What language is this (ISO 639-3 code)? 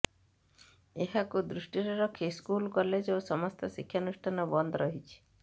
ori